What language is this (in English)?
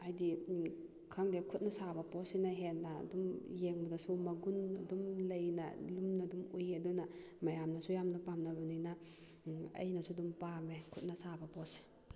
Manipuri